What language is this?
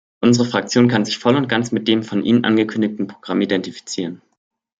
German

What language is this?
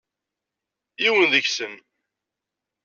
Kabyle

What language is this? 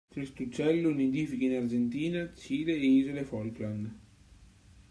Italian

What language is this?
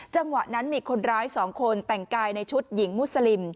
Thai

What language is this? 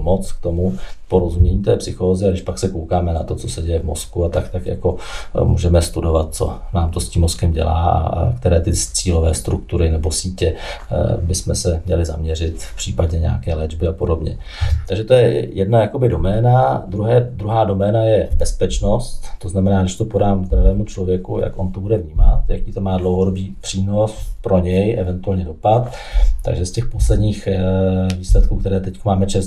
Czech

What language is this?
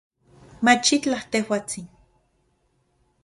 Central Puebla Nahuatl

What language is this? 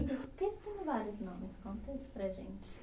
Portuguese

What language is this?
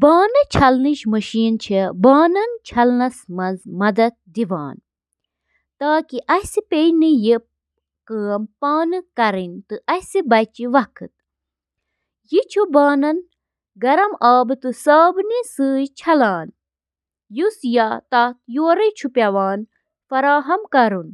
Kashmiri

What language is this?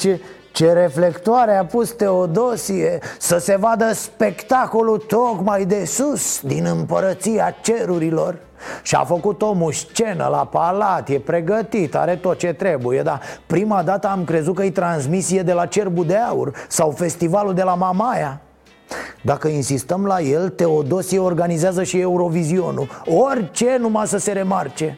Romanian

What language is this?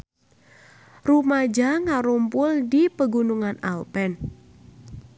Sundanese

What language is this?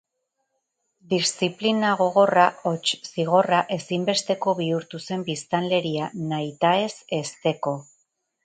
Basque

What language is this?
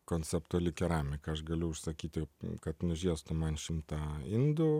Lithuanian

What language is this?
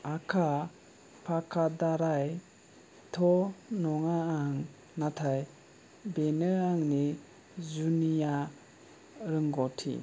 Bodo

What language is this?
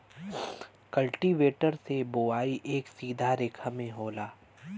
Bhojpuri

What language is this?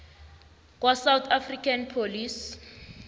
South Ndebele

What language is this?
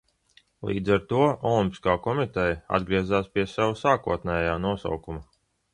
Latvian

